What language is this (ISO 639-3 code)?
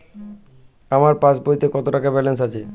ben